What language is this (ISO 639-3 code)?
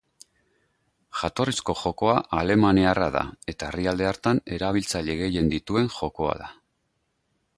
eus